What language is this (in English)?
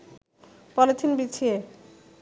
Bangla